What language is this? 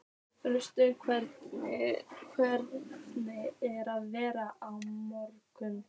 Icelandic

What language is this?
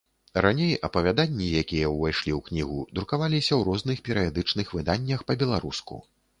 Belarusian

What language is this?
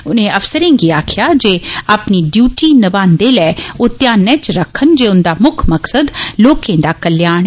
Dogri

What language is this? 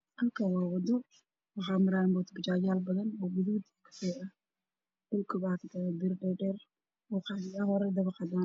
Somali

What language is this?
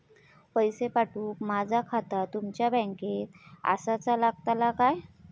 Marathi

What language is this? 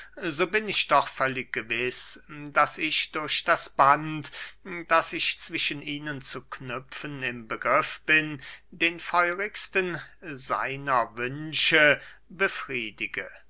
German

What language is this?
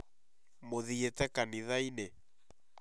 Kikuyu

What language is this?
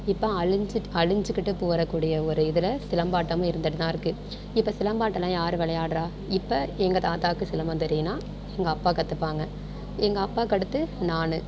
Tamil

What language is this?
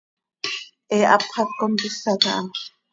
Seri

